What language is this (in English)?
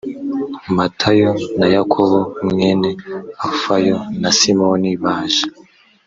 Kinyarwanda